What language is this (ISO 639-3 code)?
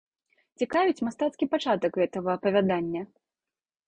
bel